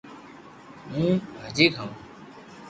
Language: Loarki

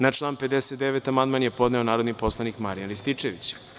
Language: Serbian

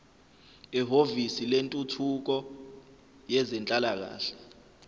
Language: Zulu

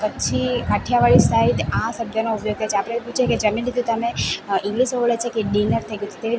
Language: Gujarati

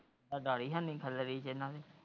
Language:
Punjabi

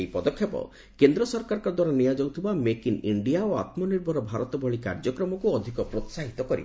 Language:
Odia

